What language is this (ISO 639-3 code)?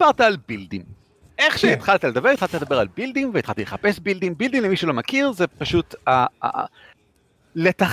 heb